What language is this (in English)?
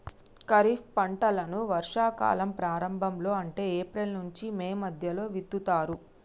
Telugu